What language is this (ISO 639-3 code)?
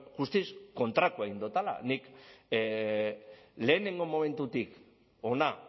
eus